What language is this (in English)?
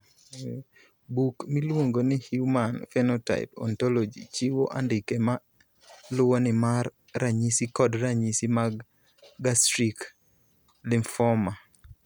Luo (Kenya and Tanzania)